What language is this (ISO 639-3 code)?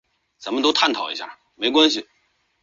zho